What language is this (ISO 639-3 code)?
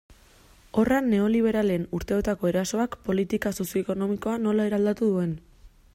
eus